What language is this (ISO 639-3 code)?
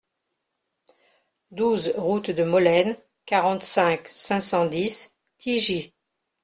fra